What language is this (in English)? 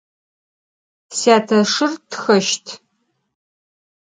Adyghe